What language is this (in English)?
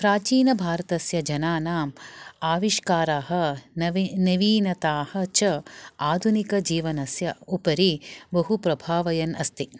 Sanskrit